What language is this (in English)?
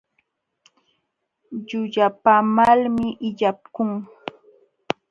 Jauja Wanca Quechua